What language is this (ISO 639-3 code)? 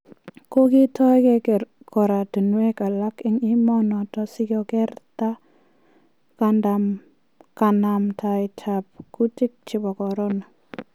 kln